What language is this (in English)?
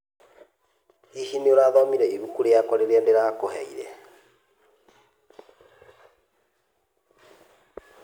Kikuyu